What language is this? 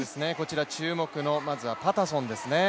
Japanese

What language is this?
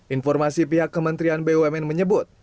Indonesian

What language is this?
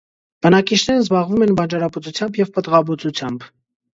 Armenian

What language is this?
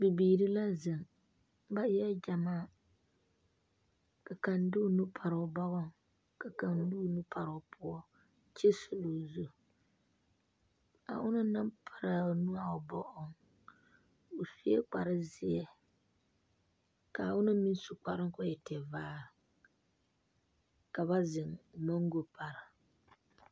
Southern Dagaare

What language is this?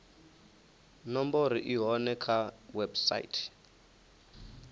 Venda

